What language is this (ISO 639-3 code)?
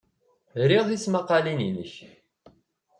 kab